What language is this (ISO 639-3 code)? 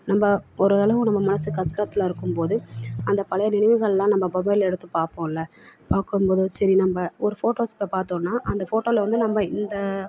tam